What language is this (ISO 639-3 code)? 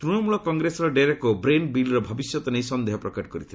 ori